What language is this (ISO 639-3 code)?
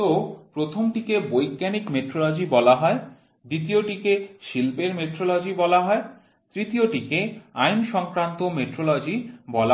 ben